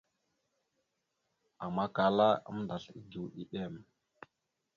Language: Mada (Cameroon)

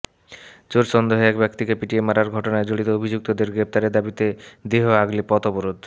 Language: Bangla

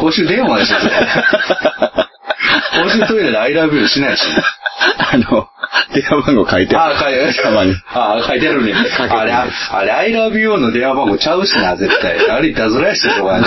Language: Japanese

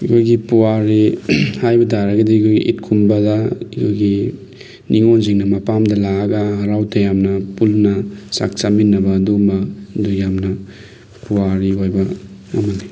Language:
Manipuri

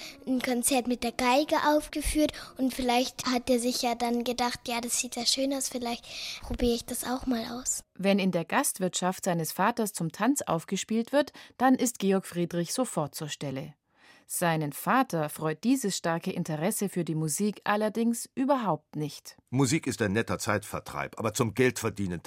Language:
German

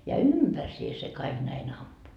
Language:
Finnish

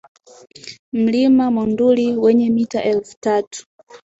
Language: Swahili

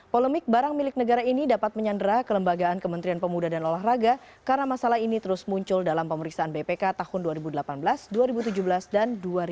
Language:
Indonesian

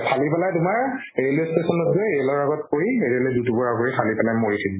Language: Assamese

